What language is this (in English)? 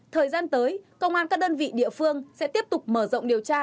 Vietnamese